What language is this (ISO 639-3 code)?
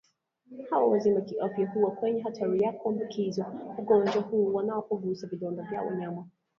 swa